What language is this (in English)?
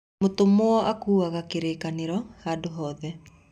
Kikuyu